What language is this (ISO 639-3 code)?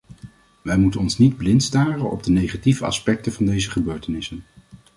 nld